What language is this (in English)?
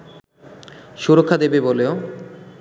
Bangla